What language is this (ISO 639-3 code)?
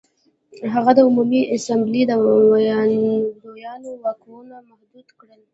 pus